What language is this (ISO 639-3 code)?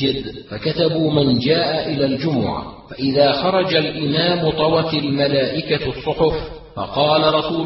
ara